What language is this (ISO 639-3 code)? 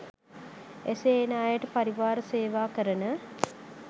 sin